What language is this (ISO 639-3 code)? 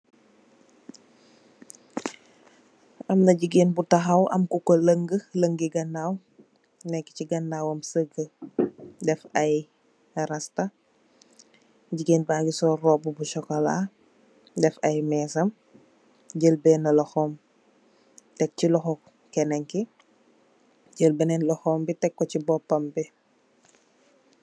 wol